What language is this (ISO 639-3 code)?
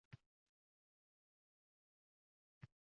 uzb